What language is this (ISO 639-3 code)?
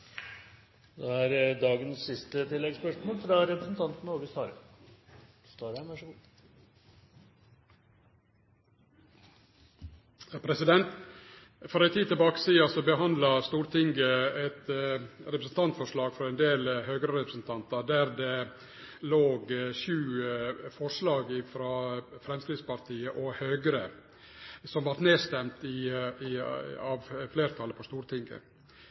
nno